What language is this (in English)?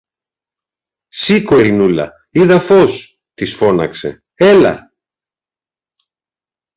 Greek